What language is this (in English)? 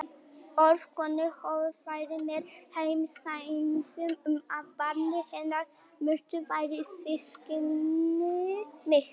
Icelandic